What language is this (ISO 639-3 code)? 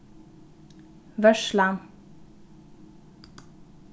fao